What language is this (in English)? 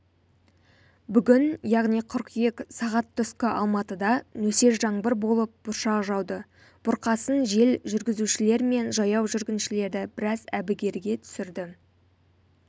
Kazakh